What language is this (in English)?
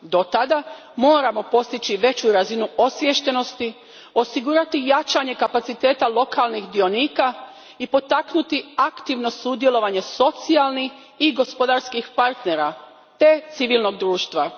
Croatian